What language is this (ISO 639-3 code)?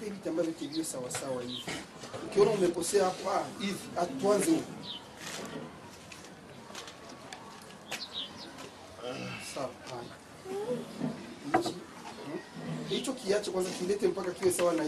swa